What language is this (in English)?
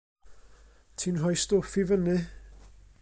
Welsh